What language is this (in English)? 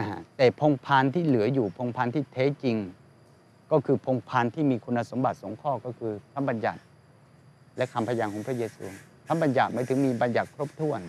Thai